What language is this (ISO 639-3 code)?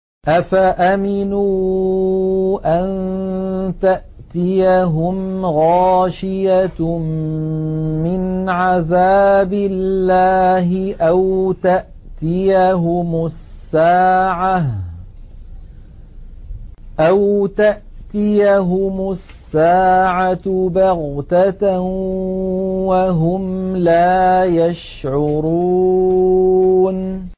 ara